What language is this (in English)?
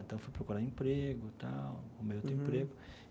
Portuguese